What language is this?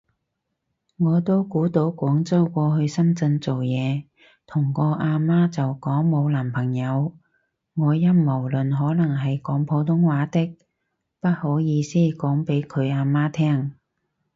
Cantonese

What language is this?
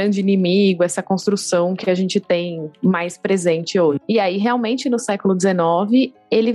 Portuguese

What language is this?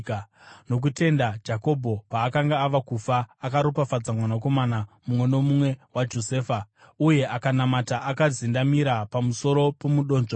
Shona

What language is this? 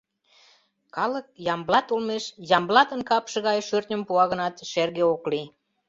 Mari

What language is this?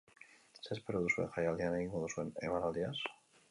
Basque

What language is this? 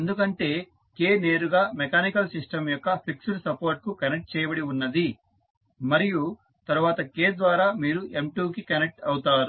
Telugu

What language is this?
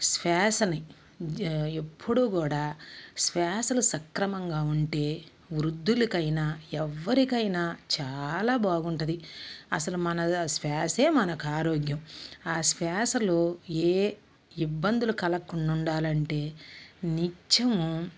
Telugu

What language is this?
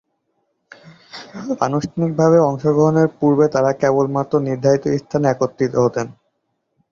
Bangla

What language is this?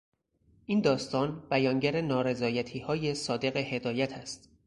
Persian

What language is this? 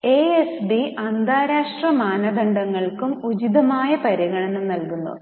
Malayalam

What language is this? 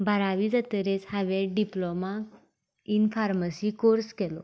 Konkani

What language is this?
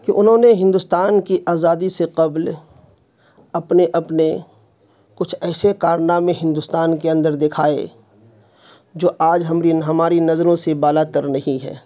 Urdu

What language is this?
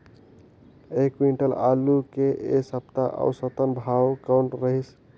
Chhattisgarhi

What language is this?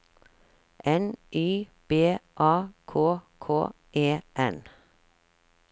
Norwegian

